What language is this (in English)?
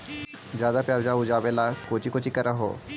Magahi